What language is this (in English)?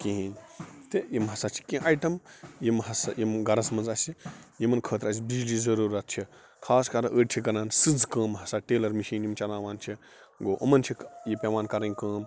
Kashmiri